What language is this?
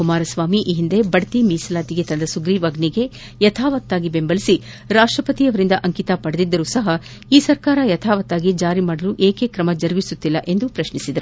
Kannada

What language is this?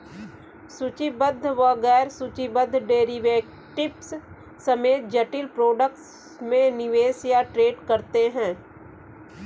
Hindi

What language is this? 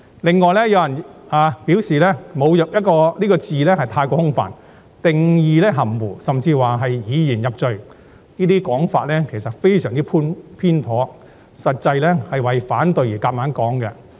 Cantonese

